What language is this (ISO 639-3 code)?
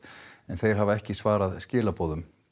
isl